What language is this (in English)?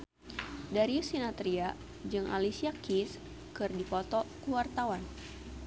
Sundanese